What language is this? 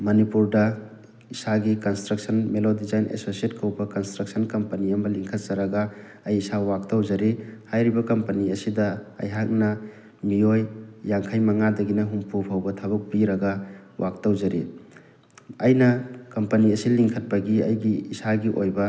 Manipuri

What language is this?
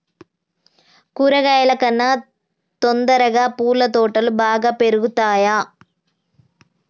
Telugu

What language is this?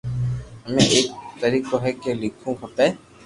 Loarki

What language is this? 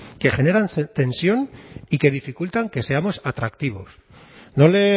Spanish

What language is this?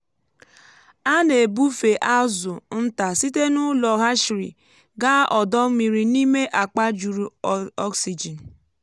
Igbo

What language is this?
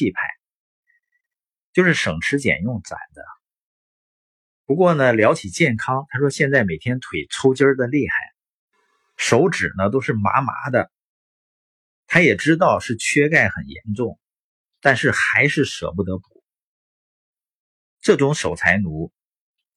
Chinese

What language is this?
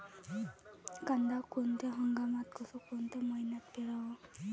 Marathi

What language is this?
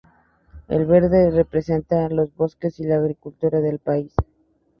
Spanish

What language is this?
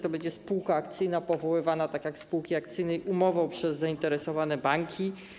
Polish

